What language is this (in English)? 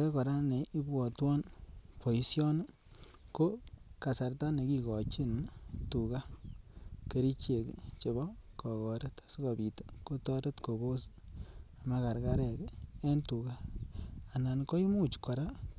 Kalenjin